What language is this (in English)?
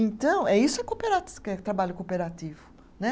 Portuguese